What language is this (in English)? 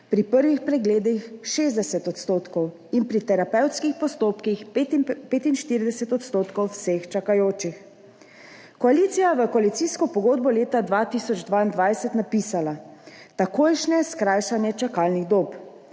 Slovenian